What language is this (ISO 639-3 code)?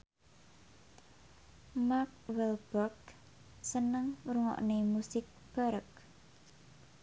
jav